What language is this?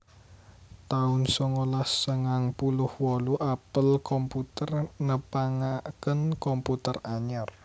Javanese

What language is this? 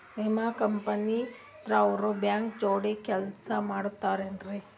Kannada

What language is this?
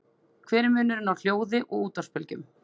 Icelandic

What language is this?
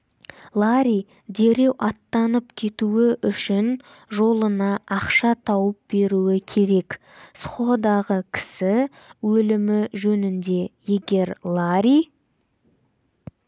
Kazakh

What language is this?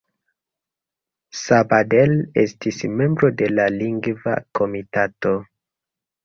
Esperanto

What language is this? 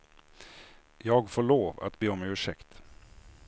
Swedish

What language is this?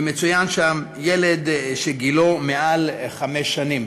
Hebrew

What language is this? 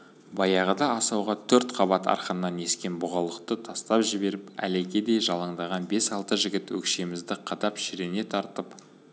Kazakh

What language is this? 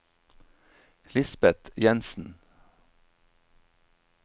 Norwegian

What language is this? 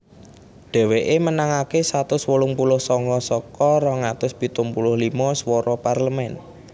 Javanese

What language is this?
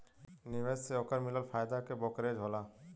Bhojpuri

